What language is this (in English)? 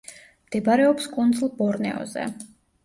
Georgian